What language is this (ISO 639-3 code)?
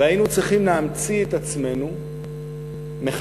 heb